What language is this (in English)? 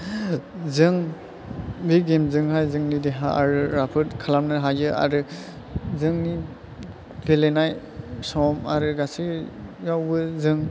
Bodo